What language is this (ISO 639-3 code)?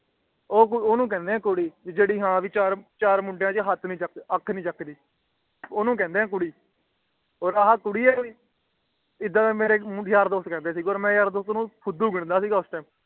pan